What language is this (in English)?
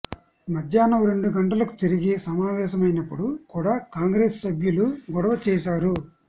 Telugu